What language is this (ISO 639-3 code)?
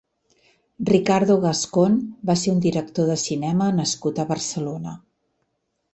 cat